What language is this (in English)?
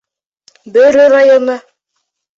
Bashkir